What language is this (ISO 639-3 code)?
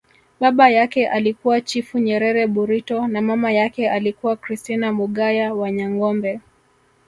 swa